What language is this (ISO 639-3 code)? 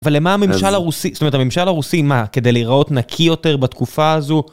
heb